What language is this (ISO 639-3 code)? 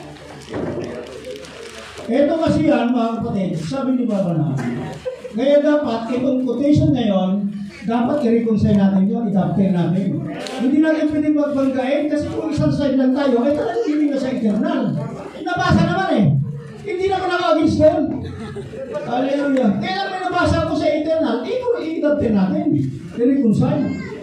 fil